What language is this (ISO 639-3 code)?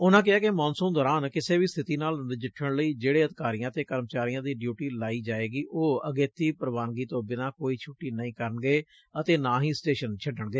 pan